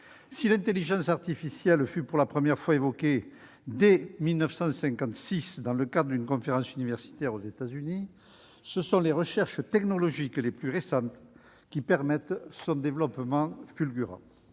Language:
French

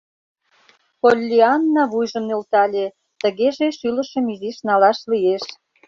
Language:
Mari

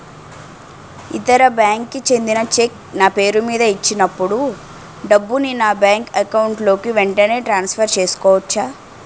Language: Telugu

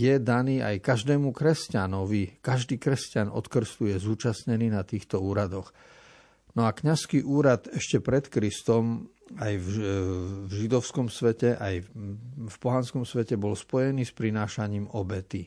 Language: Slovak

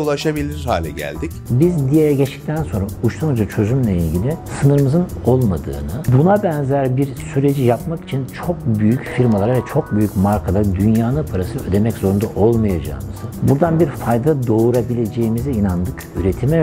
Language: Turkish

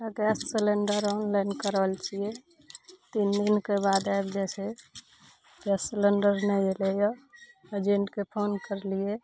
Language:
Maithili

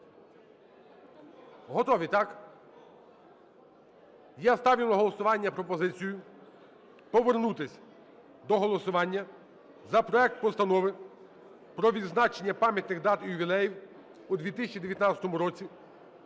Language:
Ukrainian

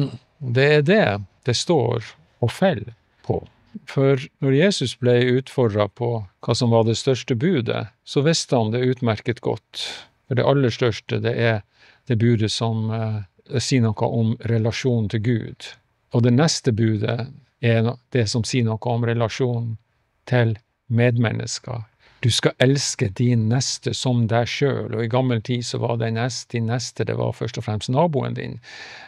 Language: Norwegian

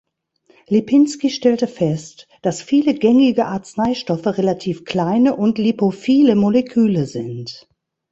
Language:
German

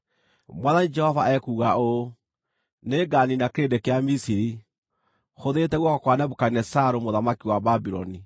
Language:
Kikuyu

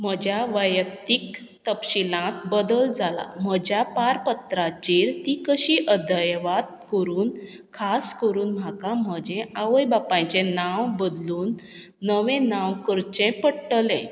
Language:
Konkani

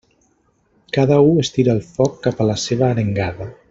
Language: Catalan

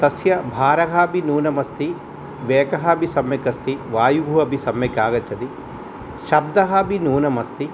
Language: Sanskrit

